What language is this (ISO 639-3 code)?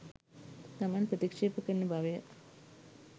sin